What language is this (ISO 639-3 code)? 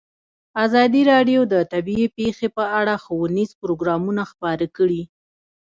pus